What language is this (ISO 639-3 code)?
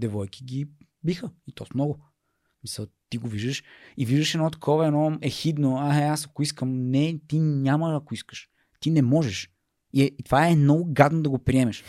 bul